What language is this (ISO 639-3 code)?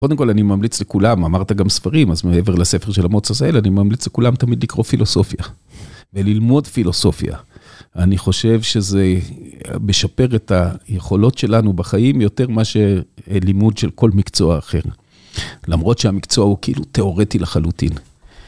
heb